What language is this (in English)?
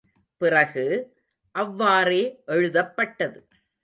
Tamil